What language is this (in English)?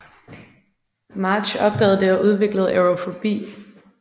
Danish